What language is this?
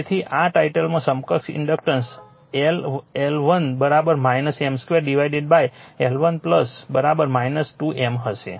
Gujarati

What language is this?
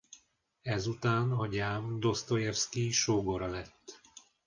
Hungarian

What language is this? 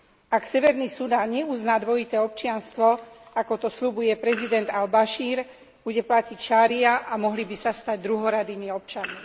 Slovak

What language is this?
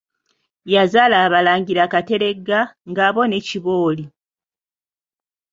Ganda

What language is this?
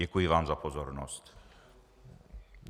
Czech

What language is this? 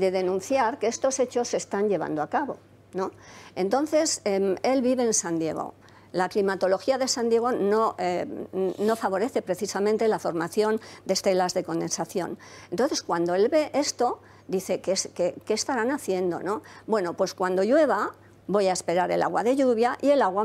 Spanish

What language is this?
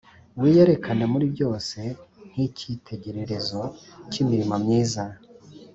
Kinyarwanda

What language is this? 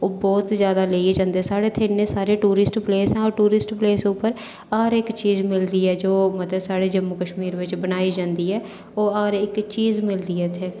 Dogri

